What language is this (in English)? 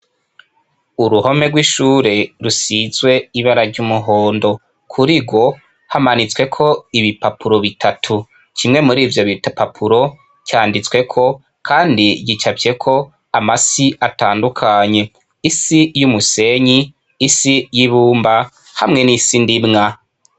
Rundi